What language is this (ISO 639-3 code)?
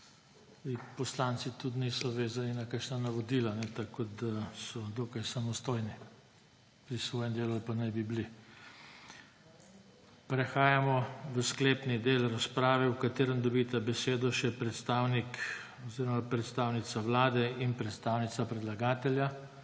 slv